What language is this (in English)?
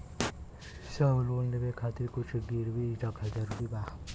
Bhojpuri